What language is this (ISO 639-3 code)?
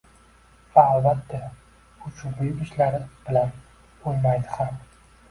uzb